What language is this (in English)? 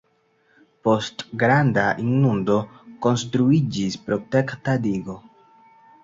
Esperanto